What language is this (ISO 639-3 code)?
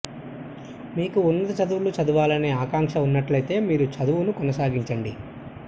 tel